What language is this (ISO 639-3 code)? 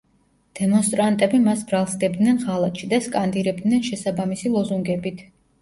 kat